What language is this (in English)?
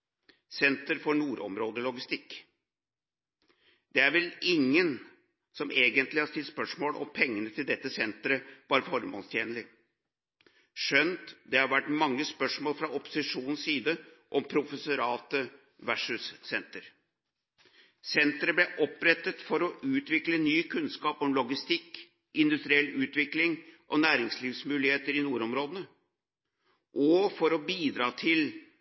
Norwegian Bokmål